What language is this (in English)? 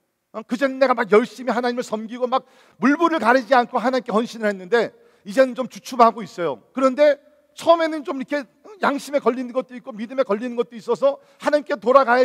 Korean